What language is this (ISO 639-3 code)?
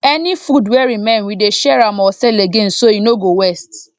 pcm